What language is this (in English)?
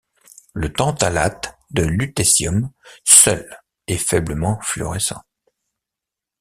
French